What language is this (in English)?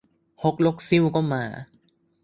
Thai